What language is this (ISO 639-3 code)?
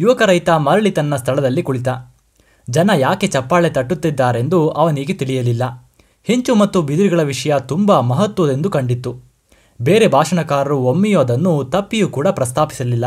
kan